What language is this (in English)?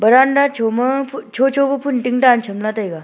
Wancho Naga